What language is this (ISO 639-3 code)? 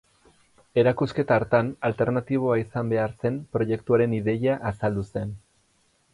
eus